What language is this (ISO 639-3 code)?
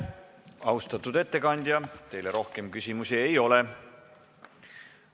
est